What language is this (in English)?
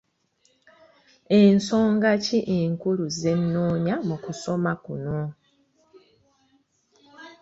Ganda